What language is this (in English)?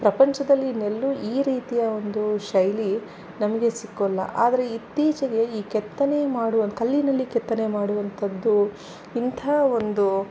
Kannada